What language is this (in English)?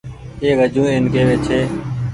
Goaria